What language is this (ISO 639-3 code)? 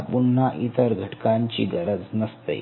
mar